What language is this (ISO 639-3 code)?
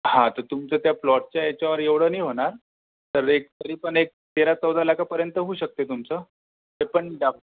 mar